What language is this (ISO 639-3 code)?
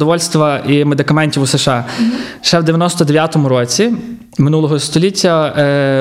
ukr